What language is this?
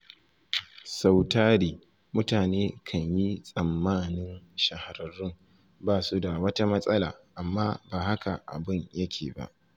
Hausa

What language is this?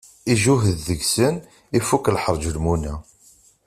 Kabyle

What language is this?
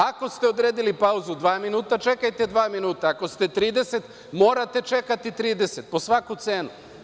Serbian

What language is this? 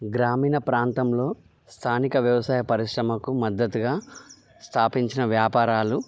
Telugu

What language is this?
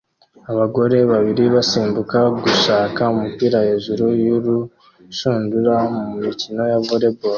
Kinyarwanda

